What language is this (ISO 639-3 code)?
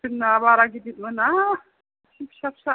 brx